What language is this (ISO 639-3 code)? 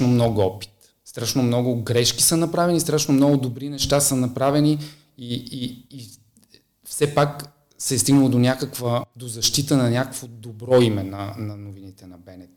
bul